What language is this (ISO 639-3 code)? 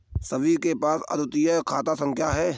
hin